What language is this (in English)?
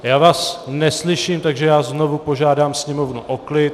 Czech